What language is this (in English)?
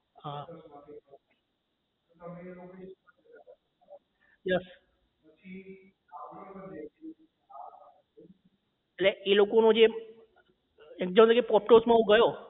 Gujarati